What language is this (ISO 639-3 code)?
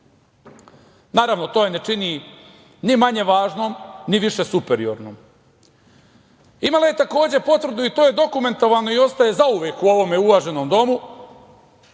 srp